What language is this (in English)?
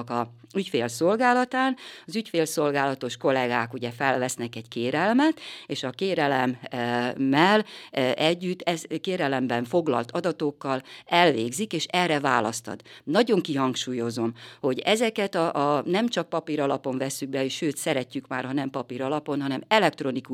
Hungarian